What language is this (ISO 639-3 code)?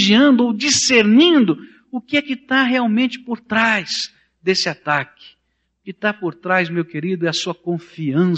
por